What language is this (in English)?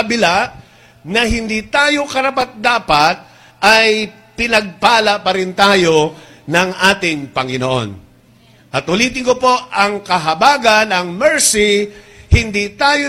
Filipino